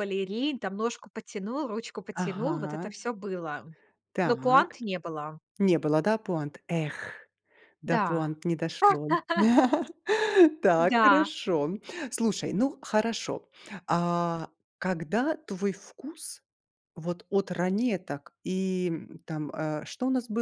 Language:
Russian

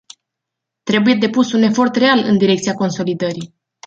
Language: Romanian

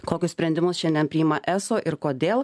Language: Lithuanian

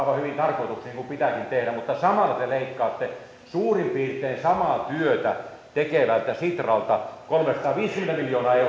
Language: Finnish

